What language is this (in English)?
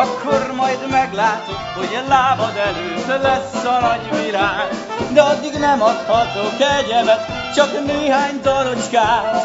Hungarian